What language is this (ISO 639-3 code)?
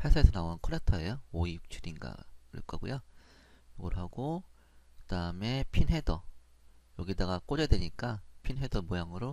kor